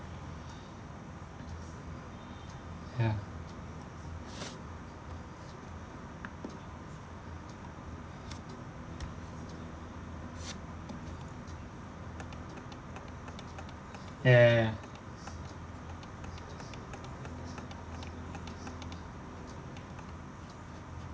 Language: English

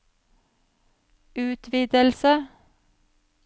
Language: Norwegian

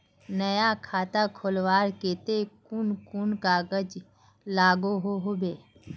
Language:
Magahi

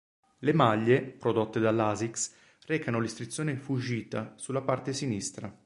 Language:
Italian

